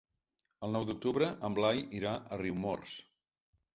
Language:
Catalan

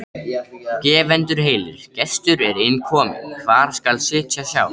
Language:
Icelandic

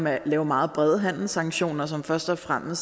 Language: Danish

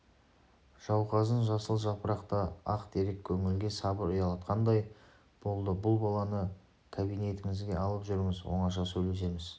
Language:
Kazakh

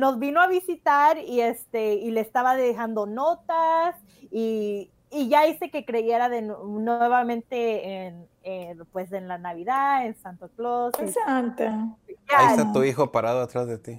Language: Spanish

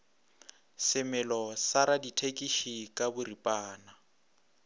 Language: Northern Sotho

